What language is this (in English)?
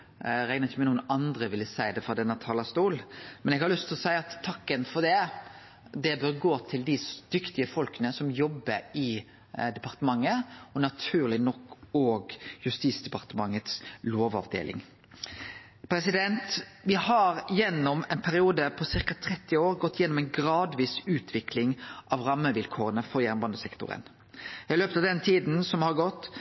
Norwegian Nynorsk